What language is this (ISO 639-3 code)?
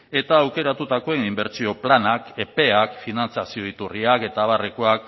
eus